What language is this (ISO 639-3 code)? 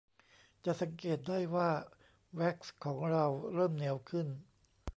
tha